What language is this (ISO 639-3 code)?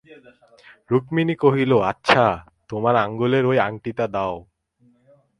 ben